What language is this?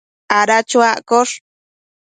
Matsés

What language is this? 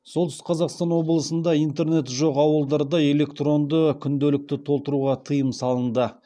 Kazakh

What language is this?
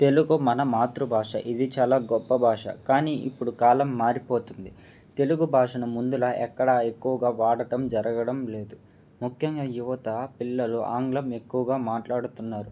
Telugu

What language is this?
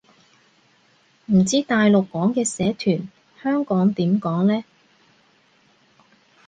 Cantonese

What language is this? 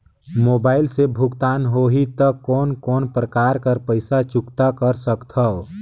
Chhattisgarhi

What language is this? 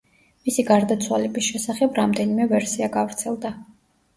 Georgian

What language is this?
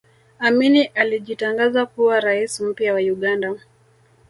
Swahili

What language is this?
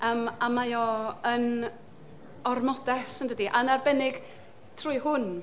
Welsh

